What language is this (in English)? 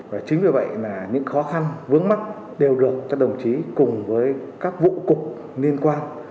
Vietnamese